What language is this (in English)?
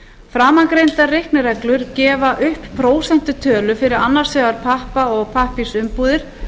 Icelandic